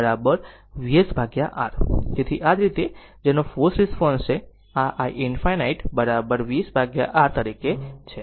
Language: Gujarati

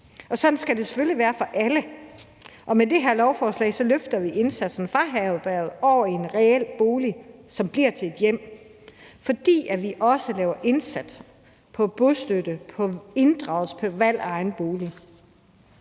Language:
Danish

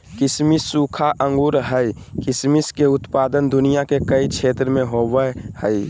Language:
Magahi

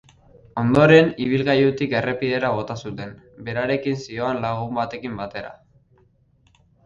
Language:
Basque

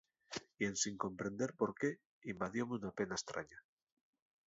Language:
Asturian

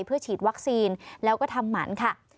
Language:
Thai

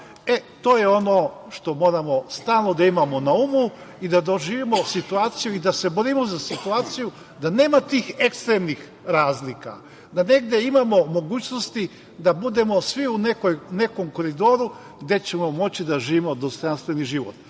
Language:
Serbian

